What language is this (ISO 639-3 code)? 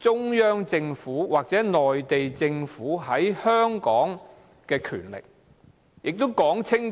yue